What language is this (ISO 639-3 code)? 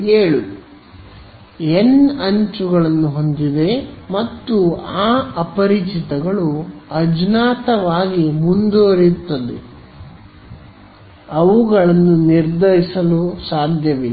kan